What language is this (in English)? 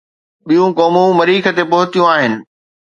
Sindhi